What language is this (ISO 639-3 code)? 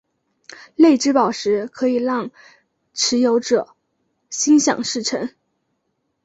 zho